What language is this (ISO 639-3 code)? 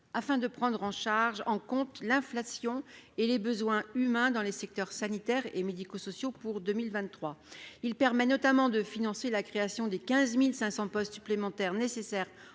fra